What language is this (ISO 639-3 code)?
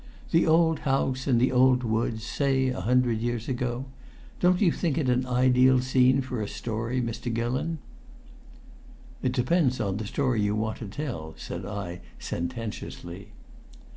eng